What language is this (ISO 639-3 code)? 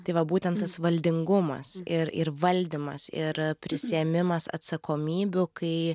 lit